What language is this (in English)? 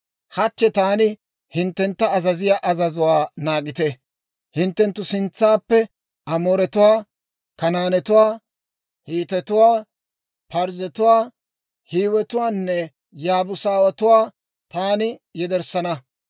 Dawro